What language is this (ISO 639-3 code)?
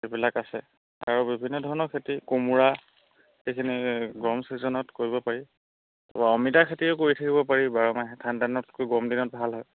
asm